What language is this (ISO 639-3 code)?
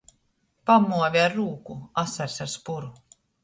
ltg